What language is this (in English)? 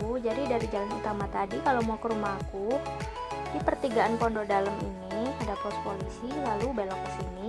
Indonesian